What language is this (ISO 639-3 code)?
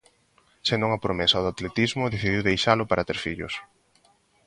glg